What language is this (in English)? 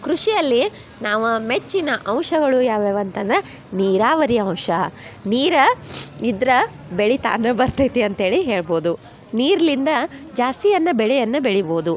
Kannada